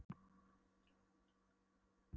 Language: Icelandic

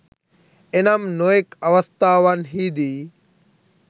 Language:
Sinhala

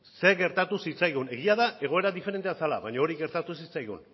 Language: Basque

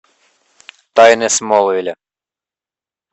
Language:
Russian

